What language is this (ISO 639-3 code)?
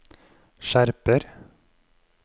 nor